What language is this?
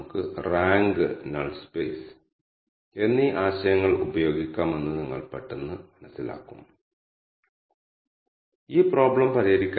Malayalam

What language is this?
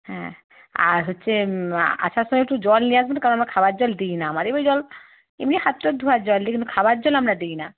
Bangla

